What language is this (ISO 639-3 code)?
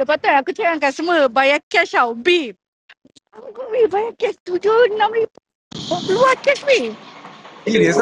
msa